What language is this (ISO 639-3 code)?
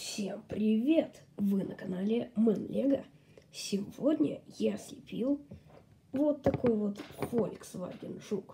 rus